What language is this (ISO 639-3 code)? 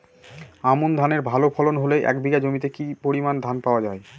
ben